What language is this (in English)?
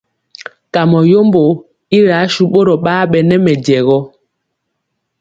Mpiemo